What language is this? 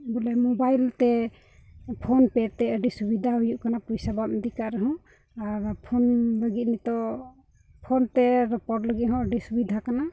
Santali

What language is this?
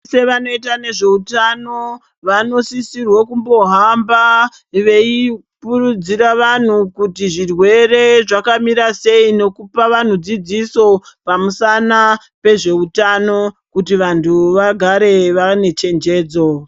Ndau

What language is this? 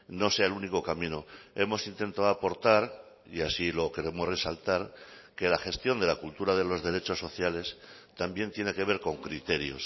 Spanish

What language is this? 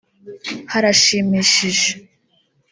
Kinyarwanda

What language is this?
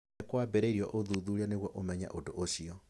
Kikuyu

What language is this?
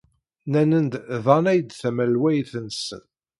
Kabyle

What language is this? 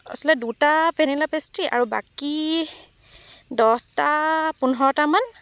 Assamese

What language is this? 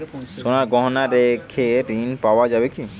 Bangla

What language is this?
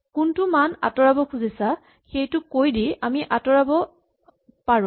Assamese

